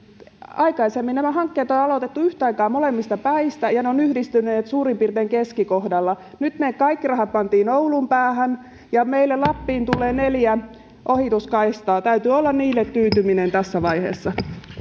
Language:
Finnish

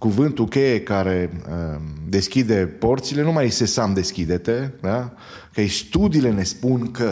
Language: Romanian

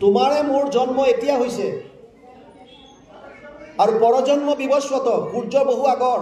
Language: Bangla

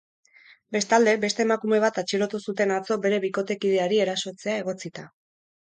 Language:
Basque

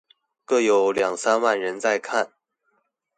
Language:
Chinese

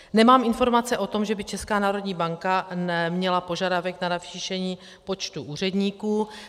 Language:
Czech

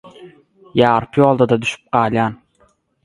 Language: Turkmen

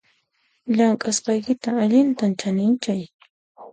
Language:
Puno Quechua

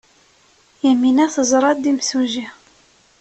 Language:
Kabyle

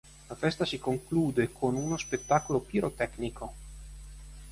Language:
Italian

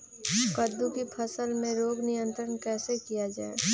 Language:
Magahi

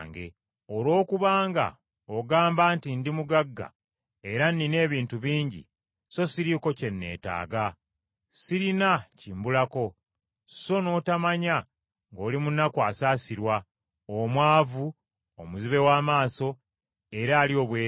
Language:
Ganda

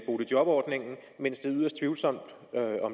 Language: Danish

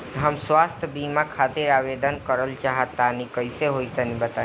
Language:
Bhojpuri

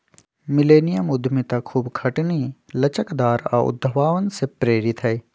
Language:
Magahi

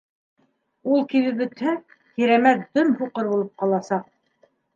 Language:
Bashkir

